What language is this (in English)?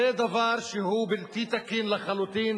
Hebrew